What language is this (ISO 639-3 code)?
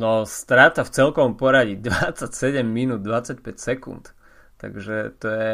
slk